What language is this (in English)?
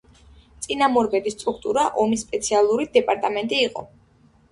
Georgian